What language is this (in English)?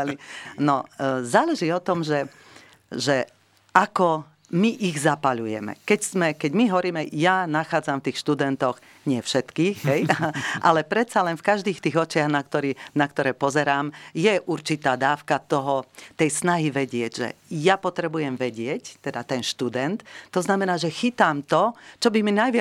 Slovak